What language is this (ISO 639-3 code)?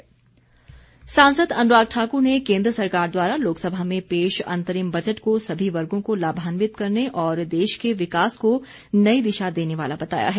hin